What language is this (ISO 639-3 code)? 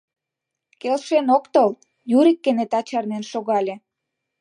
chm